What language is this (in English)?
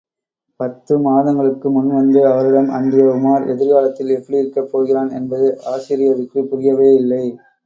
Tamil